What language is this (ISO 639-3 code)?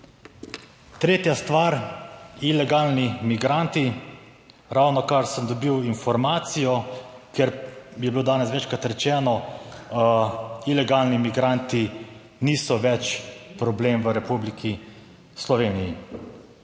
slv